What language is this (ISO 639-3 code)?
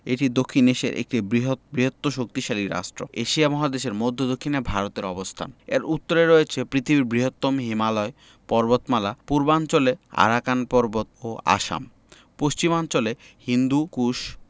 ben